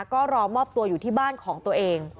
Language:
Thai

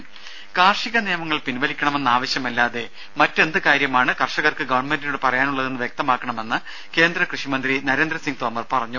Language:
Malayalam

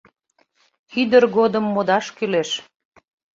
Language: Mari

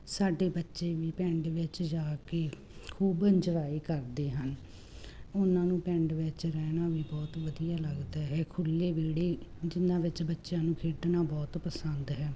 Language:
Punjabi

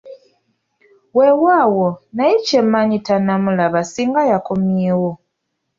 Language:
Ganda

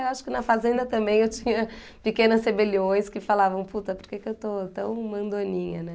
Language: Portuguese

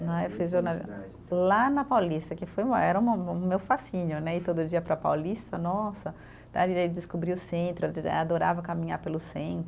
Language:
Portuguese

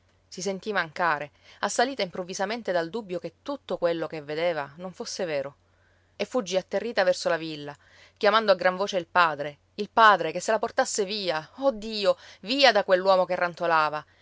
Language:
Italian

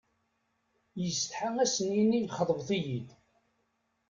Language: Kabyle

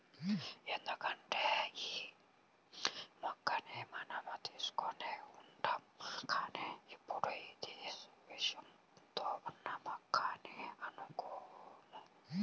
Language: Telugu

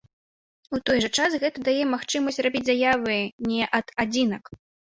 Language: Belarusian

